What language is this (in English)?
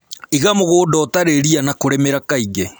Kikuyu